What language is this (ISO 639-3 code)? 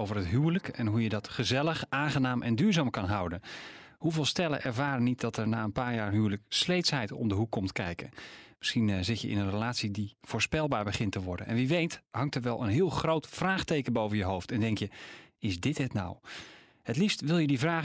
nld